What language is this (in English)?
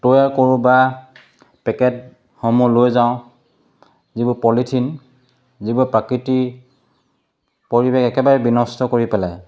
Assamese